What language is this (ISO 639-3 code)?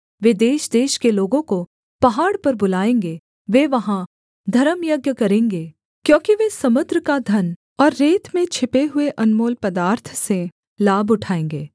hin